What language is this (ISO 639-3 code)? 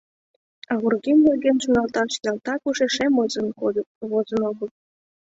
chm